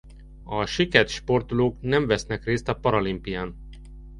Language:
Hungarian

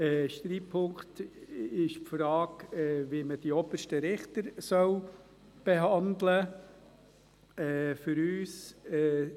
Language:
Swiss German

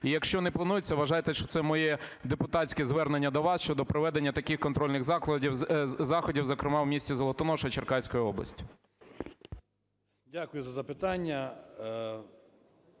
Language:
Ukrainian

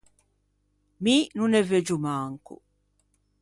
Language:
Ligurian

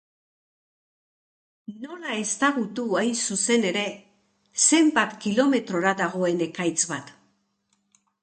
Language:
Basque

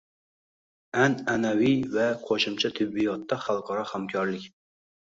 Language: Uzbek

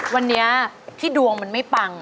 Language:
Thai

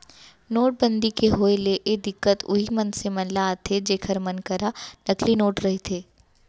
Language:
Chhattisgarhi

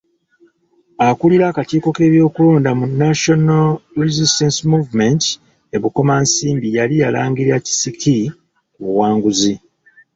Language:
Ganda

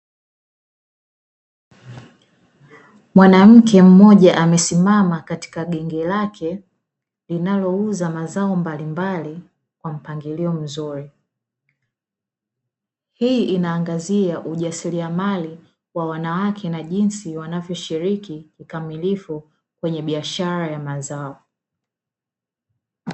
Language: Swahili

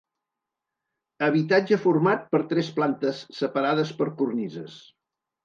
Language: Catalan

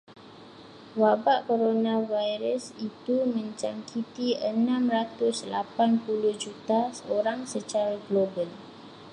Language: Malay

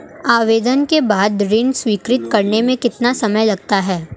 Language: Hindi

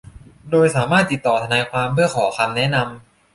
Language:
Thai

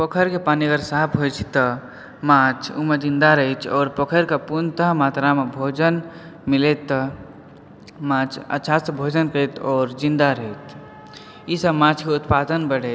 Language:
Maithili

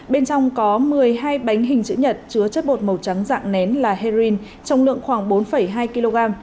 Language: Vietnamese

